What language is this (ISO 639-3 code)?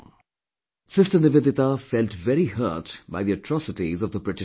eng